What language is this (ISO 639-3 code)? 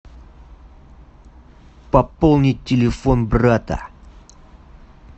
rus